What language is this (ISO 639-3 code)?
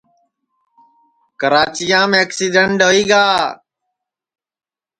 ssi